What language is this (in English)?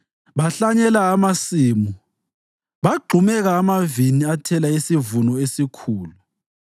North Ndebele